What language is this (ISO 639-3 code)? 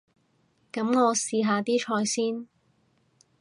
yue